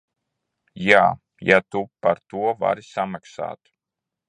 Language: Latvian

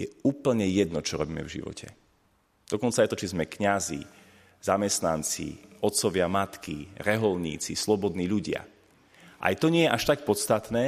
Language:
Slovak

